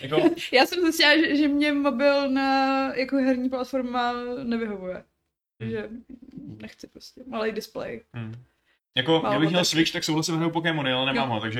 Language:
Czech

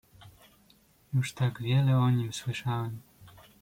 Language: Polish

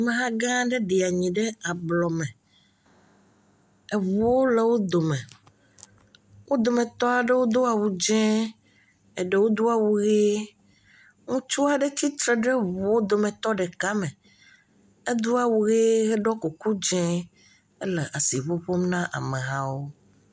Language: Ewe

